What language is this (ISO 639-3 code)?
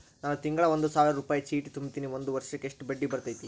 kan